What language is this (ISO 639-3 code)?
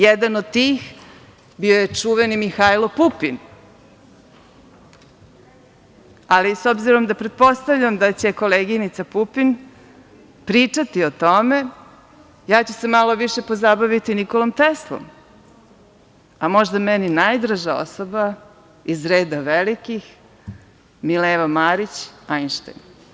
srp